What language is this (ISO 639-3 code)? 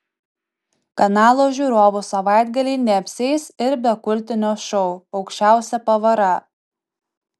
lit